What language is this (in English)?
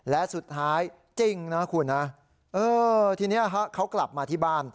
Thai